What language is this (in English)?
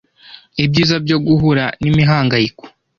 Kinyarwanda